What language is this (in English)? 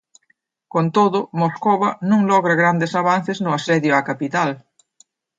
Galician